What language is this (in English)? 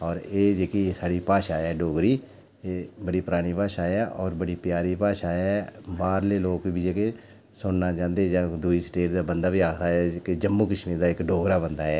Dogri